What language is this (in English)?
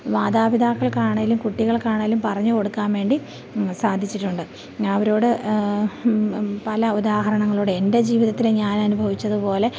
Malayalam